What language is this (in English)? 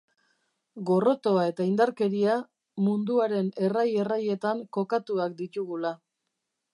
Basque